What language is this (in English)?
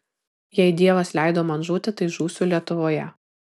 Lithuanian